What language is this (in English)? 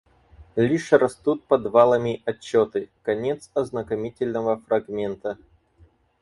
Russian